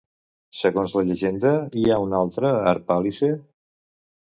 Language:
Catalan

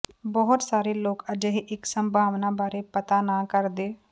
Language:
Punjabi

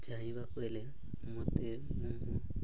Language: Odia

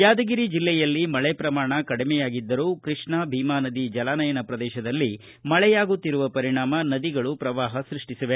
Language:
Kannada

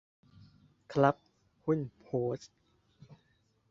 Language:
Thai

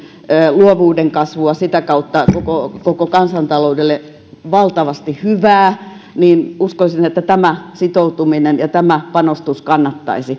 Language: Finnish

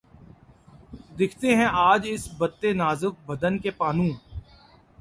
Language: Urdu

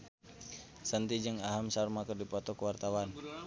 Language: Sundanese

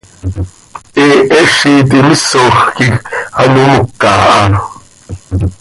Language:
Seri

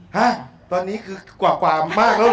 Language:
Thai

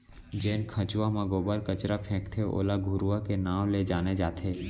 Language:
Chhattisgarhi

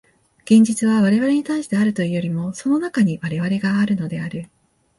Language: Japanese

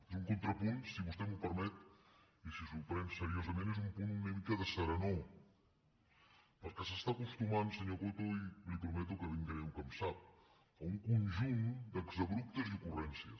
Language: Catalan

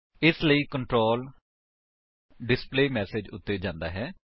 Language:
Punjabi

